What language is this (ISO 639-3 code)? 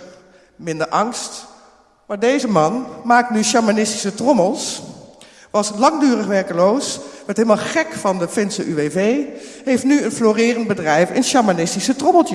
nld